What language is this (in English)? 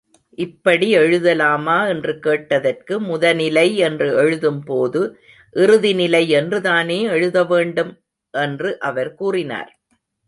Tamil